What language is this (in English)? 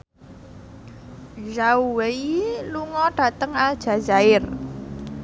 Javanese